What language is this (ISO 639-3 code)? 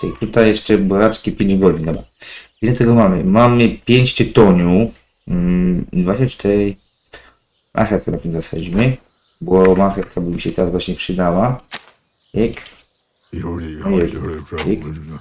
pol